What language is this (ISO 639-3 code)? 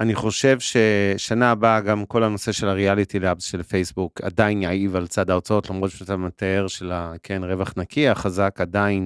heb